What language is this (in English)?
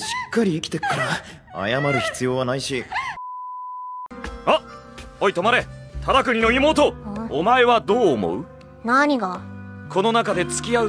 Japanese